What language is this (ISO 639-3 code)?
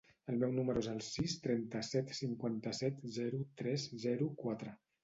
cat